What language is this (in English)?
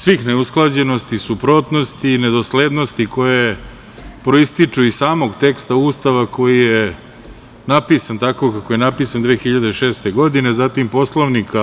Serbian